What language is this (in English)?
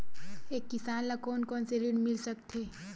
Chhattisgarhi